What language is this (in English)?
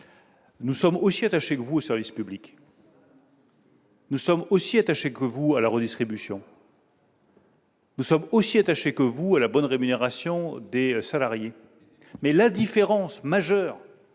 French